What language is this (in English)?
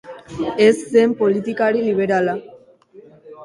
Basque